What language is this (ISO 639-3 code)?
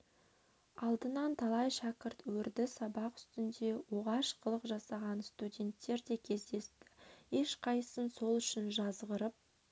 kaz